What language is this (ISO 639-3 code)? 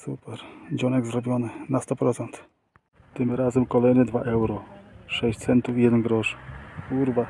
pol